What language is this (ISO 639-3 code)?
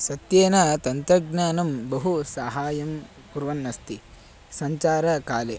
san